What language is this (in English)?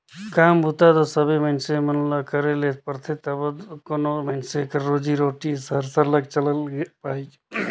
Chhattisgarhi